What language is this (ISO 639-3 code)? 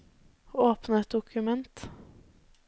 nor